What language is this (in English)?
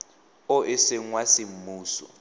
Tswana